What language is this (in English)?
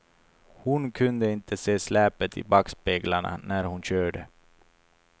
Swedish